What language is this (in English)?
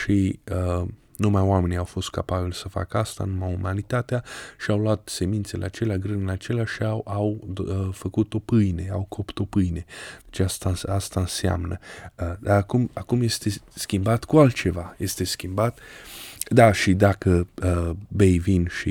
Romanian